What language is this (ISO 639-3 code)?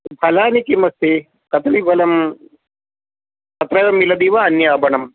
san